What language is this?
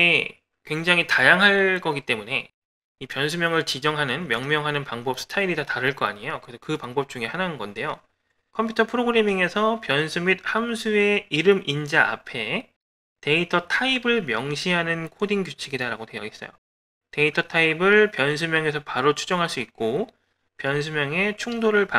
Korean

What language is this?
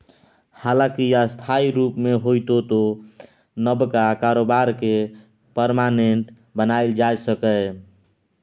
Maithili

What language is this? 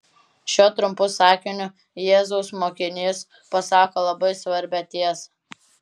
Lithuanian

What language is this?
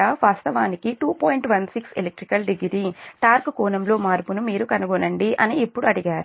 Telugu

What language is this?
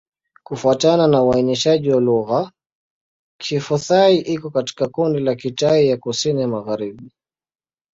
Swahili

